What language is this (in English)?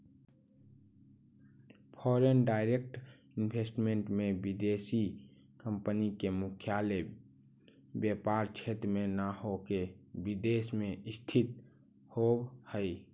Magahi